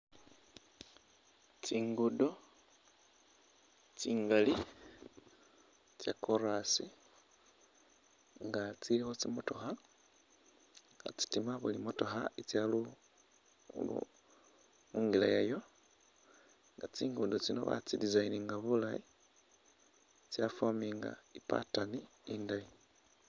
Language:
Masaaba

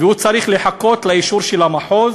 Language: Hebrew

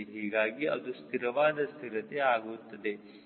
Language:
Kannada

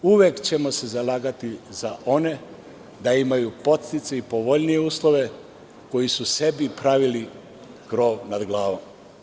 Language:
Serbian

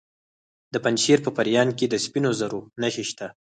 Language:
Pashto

